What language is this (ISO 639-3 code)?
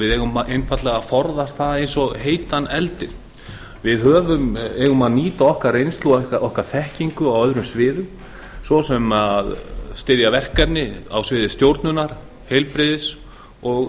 isl